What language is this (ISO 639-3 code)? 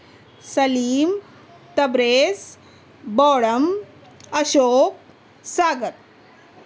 urd